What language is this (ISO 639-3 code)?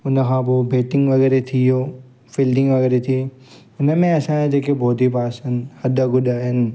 snd